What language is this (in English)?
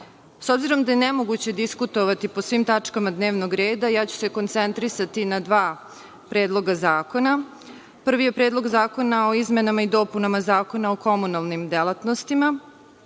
Serbian